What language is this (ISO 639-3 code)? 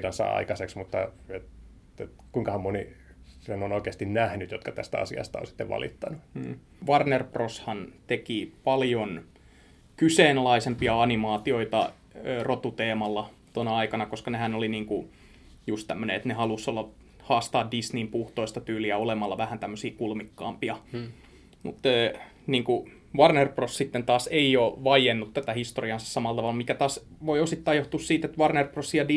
fin